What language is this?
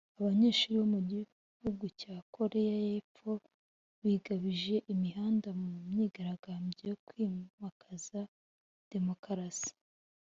Kinyarwanda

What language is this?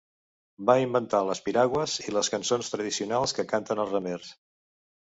Catalan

